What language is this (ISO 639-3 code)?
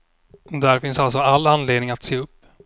swe